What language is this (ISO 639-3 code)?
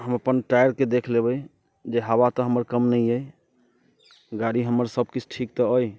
mai